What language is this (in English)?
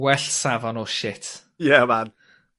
Welsh